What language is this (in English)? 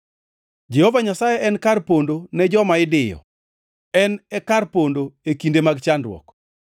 Luo (Kenya and Tanzania)